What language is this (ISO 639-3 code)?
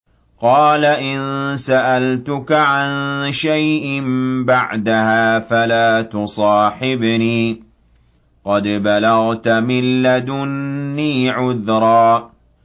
ara